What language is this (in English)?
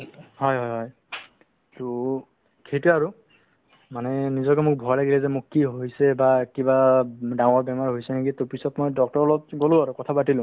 Assamese